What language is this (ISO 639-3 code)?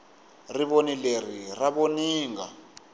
tso